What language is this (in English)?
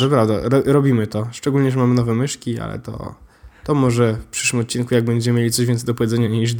Polish